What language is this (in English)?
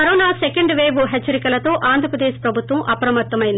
Telugu